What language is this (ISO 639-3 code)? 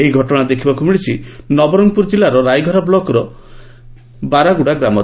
ori